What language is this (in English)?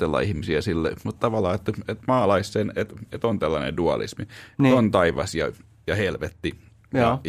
Finnish